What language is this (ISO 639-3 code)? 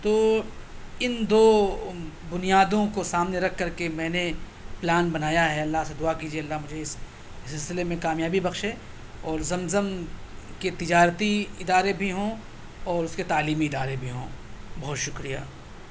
urd